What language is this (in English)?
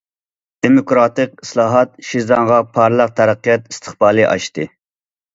Uyghur